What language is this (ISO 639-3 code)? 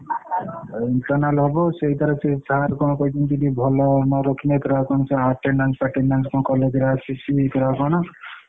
ori